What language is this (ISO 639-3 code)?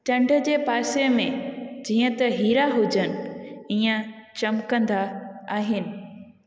snd